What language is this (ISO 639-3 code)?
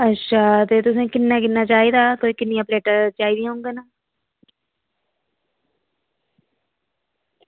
doi